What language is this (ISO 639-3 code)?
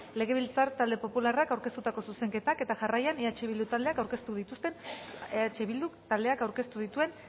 eus